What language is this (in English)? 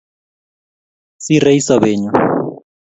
Kalenjin